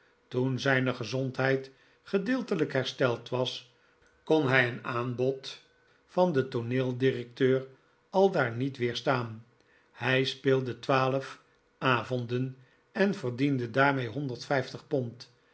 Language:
Dutch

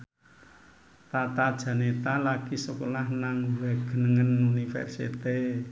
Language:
Javanese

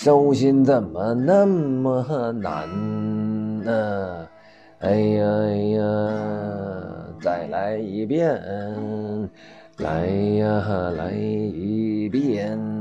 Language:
Chinese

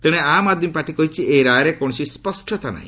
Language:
Odia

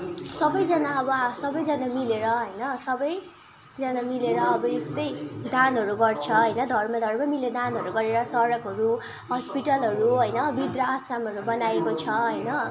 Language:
Nepali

